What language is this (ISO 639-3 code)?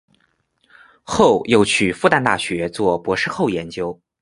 zho